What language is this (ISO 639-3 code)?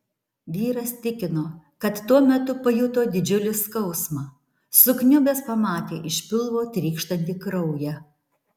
lit